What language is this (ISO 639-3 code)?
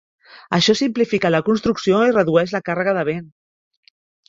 cat